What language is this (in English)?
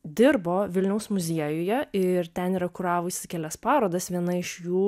Lithuanian